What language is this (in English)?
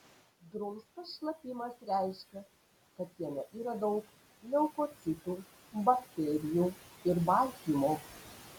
Lithuanian